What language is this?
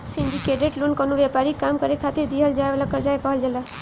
Bhojpuri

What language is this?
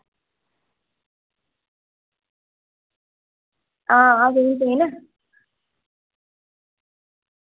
Dogri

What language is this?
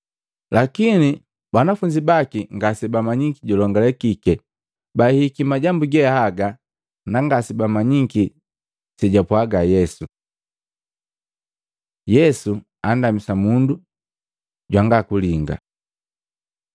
Matengo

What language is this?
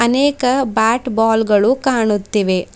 Kannada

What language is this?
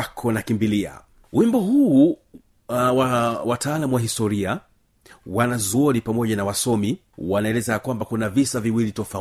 Swahili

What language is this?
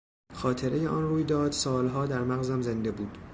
Persian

